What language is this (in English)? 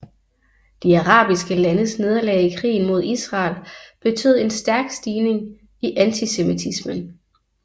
Danish